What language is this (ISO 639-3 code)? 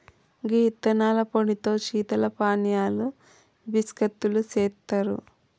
tel